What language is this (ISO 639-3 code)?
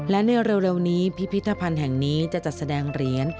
tha